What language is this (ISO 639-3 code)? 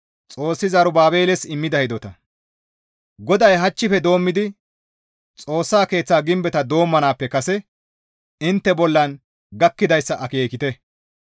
gmv